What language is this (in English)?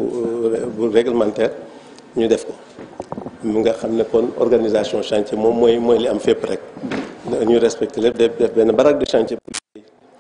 French